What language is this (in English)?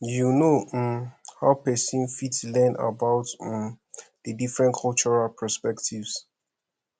Nigerian Pidgin